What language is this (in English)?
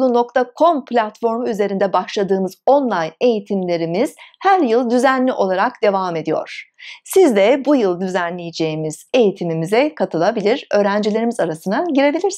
Turkish